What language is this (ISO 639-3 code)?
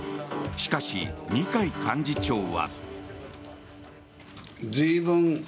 jpn